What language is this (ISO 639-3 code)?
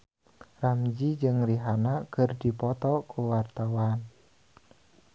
sun